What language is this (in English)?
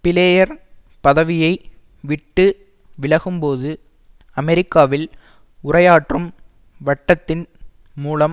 Tamil